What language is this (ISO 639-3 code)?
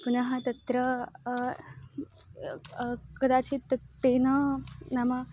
san